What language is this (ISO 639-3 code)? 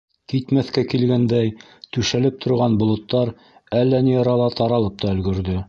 bak